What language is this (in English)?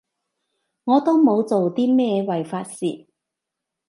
Cantonese